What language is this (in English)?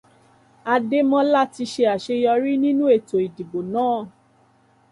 Yoruba